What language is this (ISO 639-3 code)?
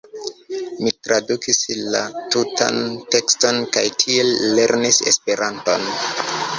epo